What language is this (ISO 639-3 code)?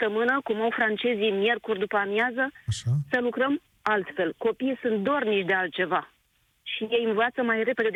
ron